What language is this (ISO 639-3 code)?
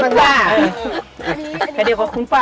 tha